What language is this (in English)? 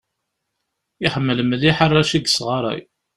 Kabyle